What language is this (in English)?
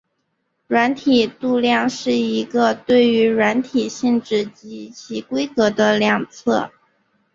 Chinese